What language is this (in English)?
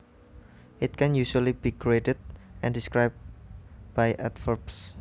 Javanese